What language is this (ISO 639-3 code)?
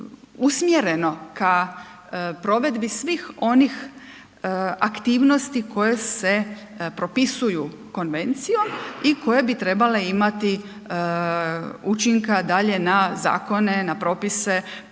hrv